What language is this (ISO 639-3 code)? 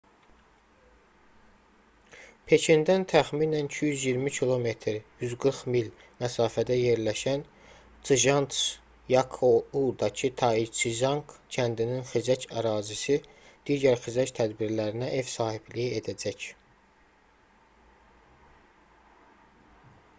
aze